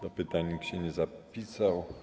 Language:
Polish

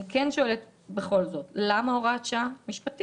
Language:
Hebrew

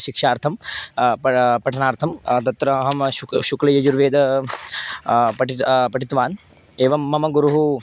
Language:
Sanskrit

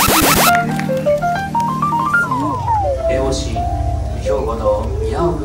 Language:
Japanese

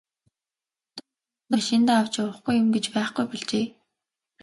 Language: Mongolian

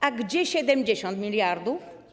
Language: Polish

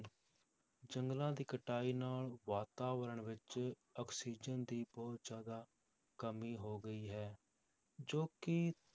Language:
Punjabi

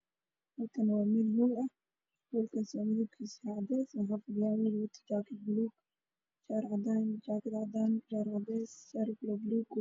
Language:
Somali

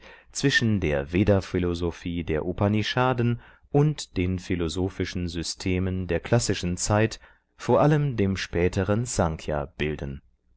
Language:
German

